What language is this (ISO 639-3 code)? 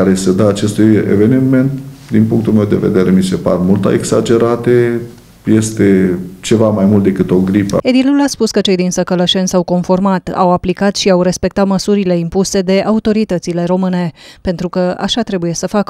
ron